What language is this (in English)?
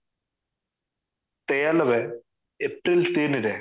Odia